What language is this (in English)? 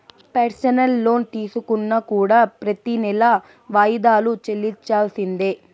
Telugu